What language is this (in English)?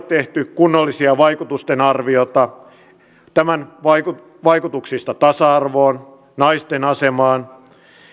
Finnish